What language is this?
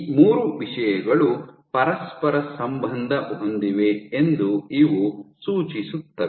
Kannada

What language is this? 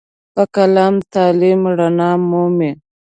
Pashto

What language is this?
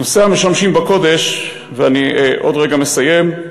Hebrew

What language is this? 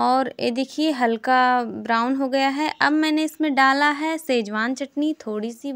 Hindi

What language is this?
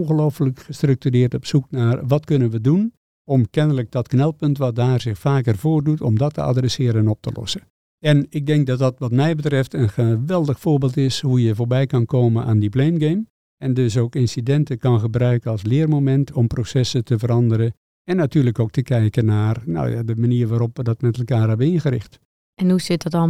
Dutch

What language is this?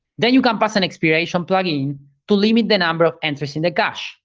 English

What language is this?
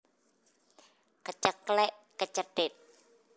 Javanese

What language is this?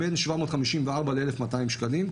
Hebrew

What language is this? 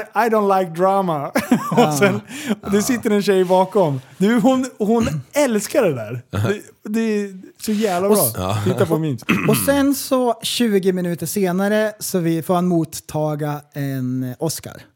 Swedish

